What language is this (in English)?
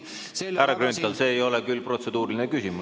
Estonian